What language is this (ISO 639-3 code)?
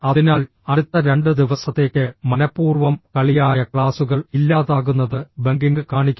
mal